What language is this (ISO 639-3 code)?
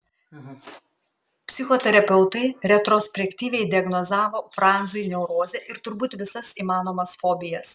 lit